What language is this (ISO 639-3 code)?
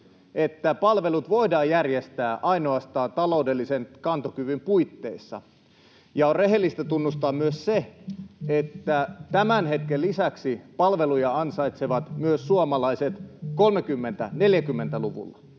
fin